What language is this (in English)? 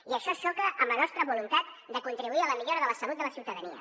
Catalan